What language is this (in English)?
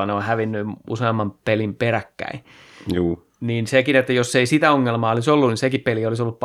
Finnish